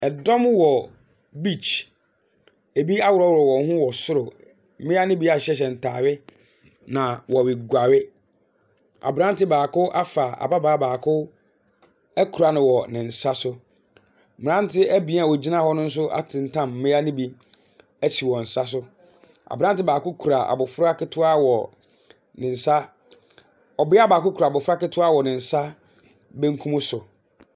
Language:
Akan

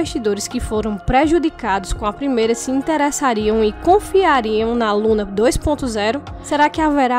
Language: Portuguese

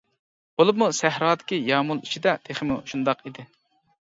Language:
Uyghur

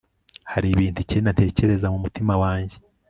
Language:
Kinyarwanda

